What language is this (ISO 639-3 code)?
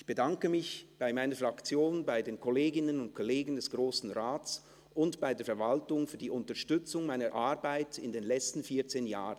gsw